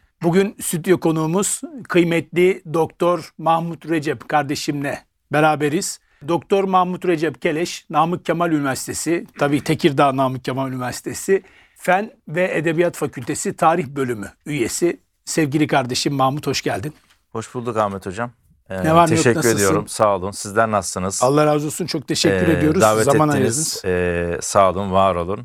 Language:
Turkish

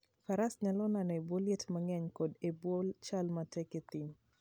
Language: Luo (Kenya and Tanzania)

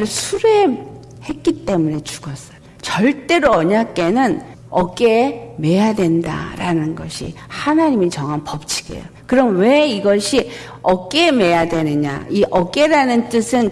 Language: Korean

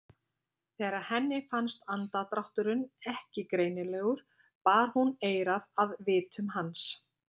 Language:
Icelandic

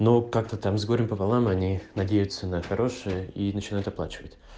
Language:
Russian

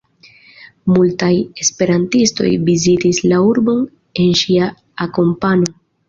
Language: Esperanto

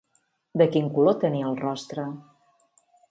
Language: Catalan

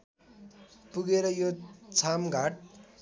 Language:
Nepali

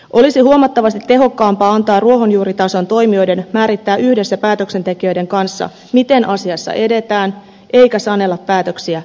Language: Finnish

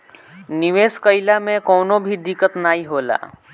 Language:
Bhojpuri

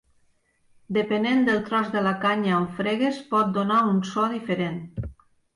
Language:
Catalan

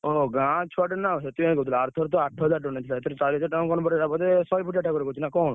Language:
Odia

